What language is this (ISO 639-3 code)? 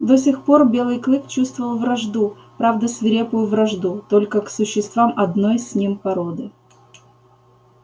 rus